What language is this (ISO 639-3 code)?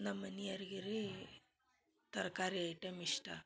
kan